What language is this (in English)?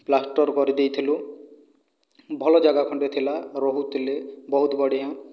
Odia